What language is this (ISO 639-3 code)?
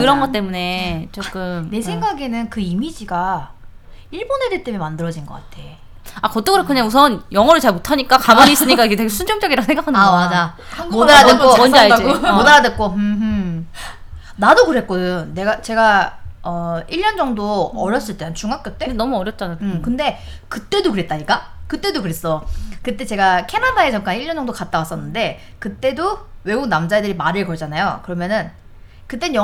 kor